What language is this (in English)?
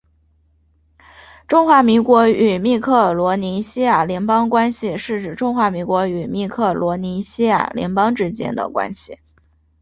Chinese